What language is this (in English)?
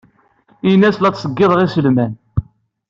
Kabyle